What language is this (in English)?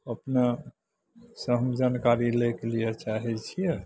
Maithili